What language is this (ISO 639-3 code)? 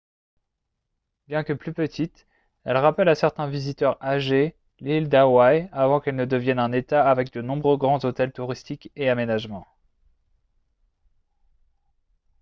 fra